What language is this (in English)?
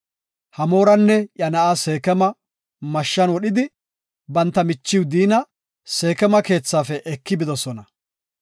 Gofa